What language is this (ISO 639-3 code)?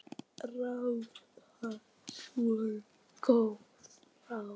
isl